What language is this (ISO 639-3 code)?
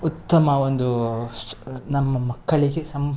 kan